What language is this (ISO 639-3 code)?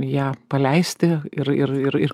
lit